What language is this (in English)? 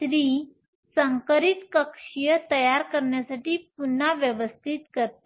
Marathi